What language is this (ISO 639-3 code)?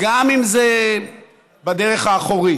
heb